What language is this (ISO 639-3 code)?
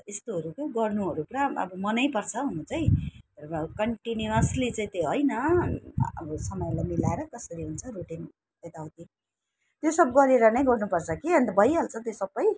nep